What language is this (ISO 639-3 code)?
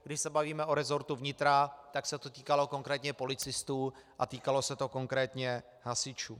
ces